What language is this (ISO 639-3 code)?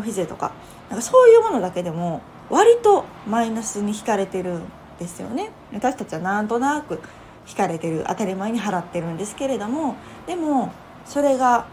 jpn